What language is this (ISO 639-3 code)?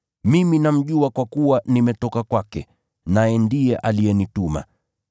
swa